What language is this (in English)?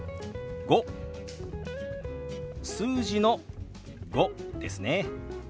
Japanese